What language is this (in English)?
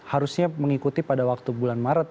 Indonesian